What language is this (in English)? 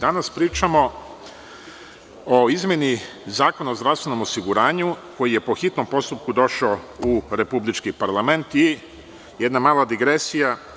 Serbian